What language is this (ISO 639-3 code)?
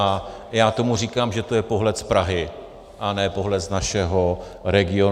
ces